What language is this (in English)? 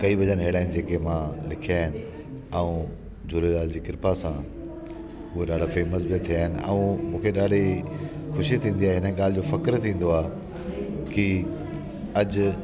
Sindhi